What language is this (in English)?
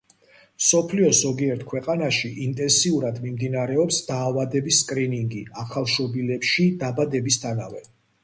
Georgian